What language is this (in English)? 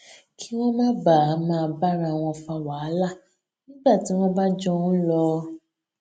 Yoruba